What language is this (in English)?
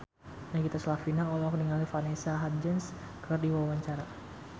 Sundanese